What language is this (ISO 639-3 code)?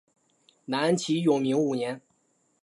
zho